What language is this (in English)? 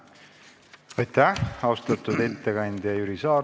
Estonian